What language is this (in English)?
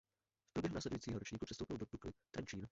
Czech